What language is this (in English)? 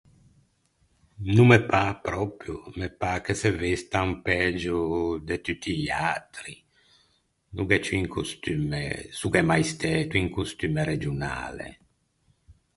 Ligurian